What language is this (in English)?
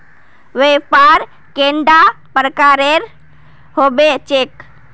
Magahi